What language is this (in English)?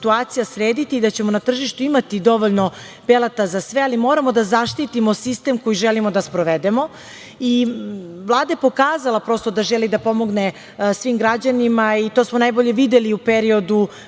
Serbian